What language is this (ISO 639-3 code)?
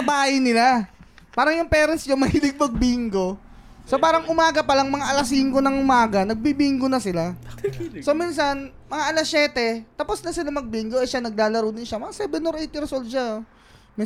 fil